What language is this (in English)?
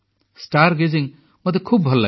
Odia